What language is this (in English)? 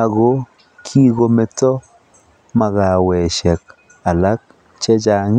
Kalenjin